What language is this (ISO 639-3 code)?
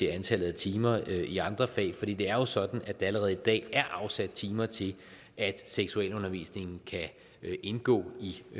dan